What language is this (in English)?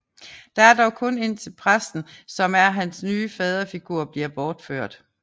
Danish